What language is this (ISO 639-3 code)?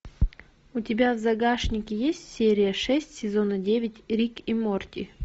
rus